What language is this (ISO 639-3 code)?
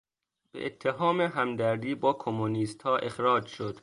fas